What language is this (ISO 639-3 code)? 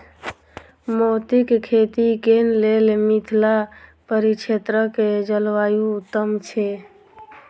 mai